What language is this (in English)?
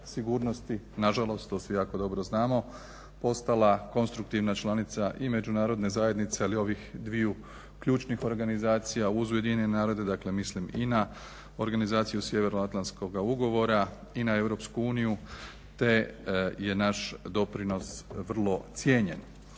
Croatian